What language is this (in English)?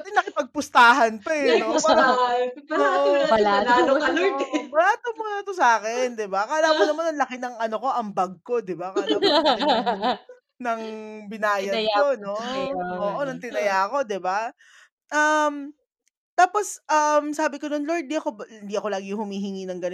Filipino